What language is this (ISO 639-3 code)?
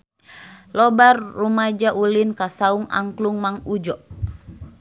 sun